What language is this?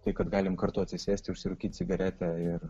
Lithuanian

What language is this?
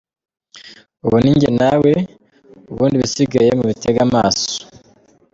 Kinyarwanda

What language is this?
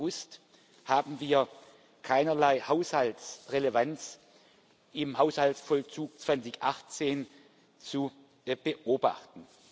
German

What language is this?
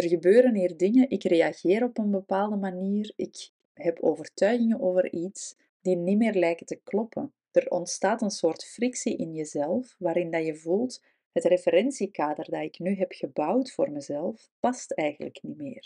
Dutch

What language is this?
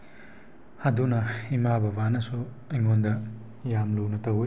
Manipuri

